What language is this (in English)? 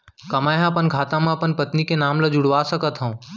Chhattisgarhi